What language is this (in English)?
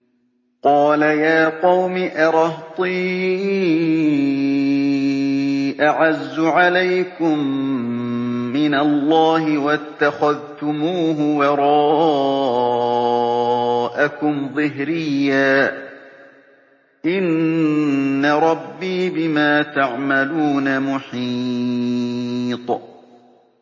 Arabic